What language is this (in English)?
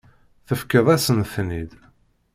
Kabyle